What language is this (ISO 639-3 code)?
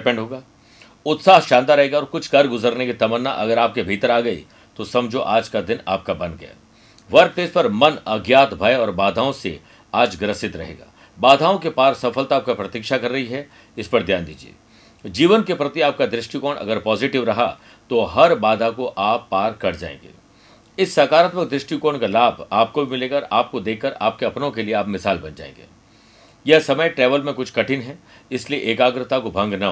hin